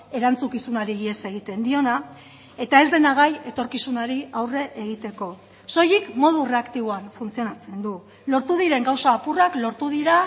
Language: Basque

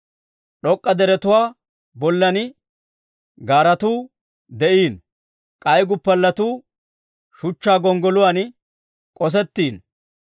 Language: Dawro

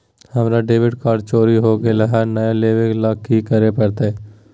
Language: Magahi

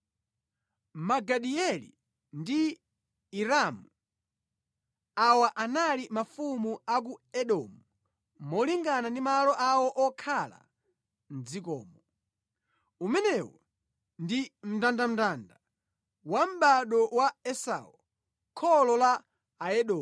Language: Nyanja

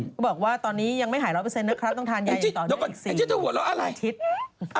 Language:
Thai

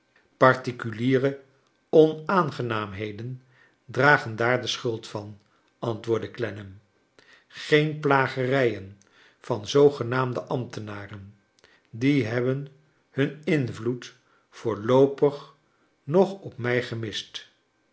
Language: Dutch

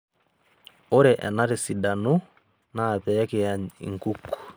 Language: Masai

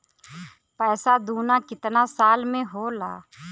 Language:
Bhojpuri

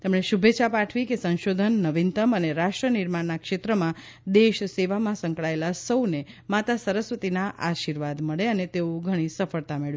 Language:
Gujarati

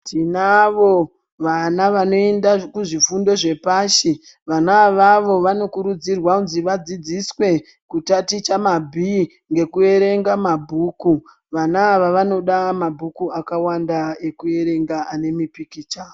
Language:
Ndau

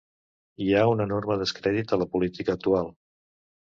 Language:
Catalan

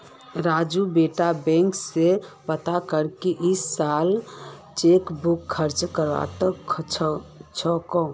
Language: Magahi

